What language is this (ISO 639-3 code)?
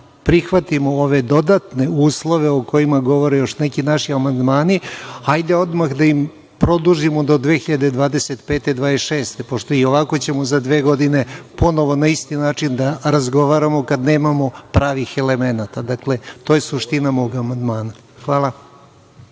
srp